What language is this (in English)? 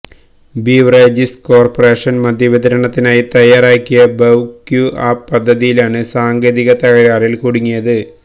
Malayalam